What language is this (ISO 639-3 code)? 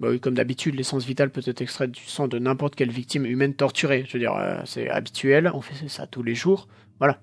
fra